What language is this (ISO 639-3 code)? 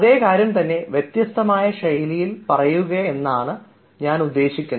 mal